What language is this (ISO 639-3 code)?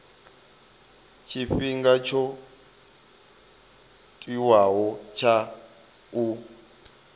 ven